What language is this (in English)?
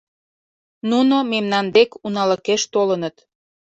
Mari